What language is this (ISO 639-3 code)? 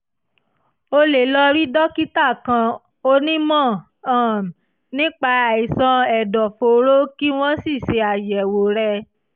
yor